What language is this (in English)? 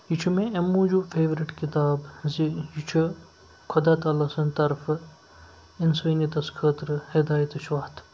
Kashmiri